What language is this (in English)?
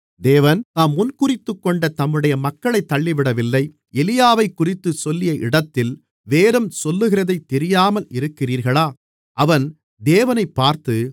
Tamil